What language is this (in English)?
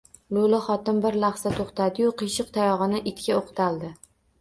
Uzbek